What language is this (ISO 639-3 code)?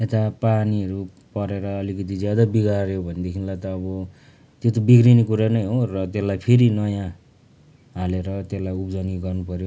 nep